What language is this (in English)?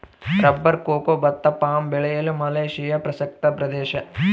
Kannada